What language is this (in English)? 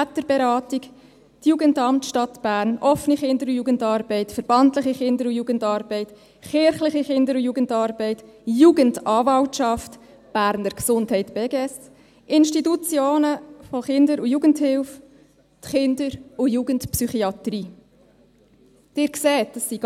Swiss German